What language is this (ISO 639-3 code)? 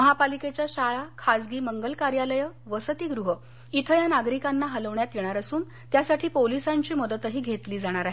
mar